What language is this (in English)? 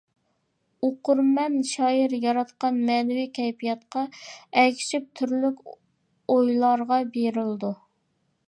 Uyghur